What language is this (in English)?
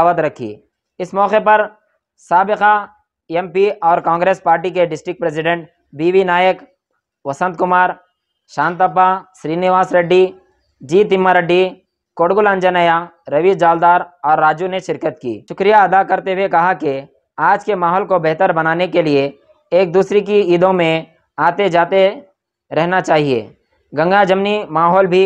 Hindi